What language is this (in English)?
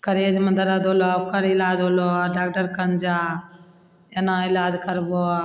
Maithili